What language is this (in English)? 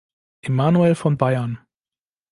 German